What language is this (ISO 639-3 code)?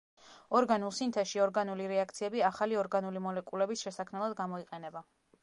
kat